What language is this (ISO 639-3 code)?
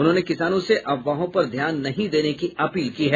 hin